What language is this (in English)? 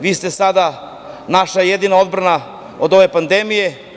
Serbian